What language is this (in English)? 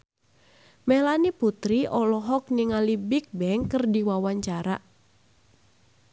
Sundanese